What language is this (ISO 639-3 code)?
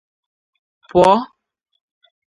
ibo